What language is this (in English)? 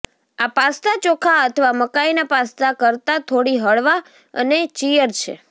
Gujarati